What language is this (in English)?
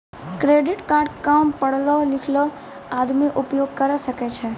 Maithili